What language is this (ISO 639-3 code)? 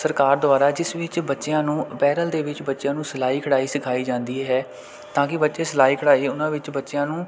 pan